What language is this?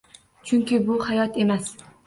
Uzbek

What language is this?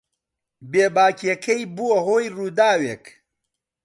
Central Kurdish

